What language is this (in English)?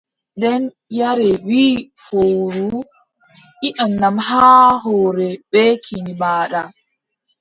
Adamawa Fulfulde